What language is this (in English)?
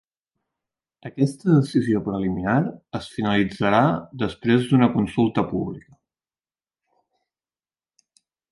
Catalan